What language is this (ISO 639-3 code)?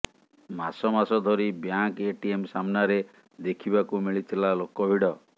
ori